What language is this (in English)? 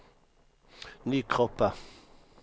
Swedish